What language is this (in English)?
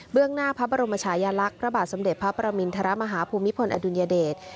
Thai